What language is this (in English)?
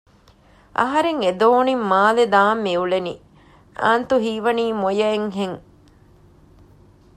Divehi